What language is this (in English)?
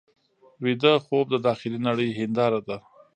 Pashto